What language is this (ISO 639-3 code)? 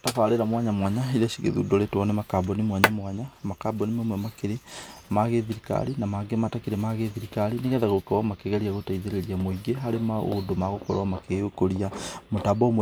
kik